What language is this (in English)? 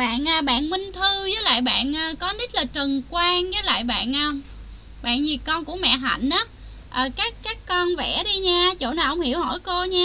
Vietnamese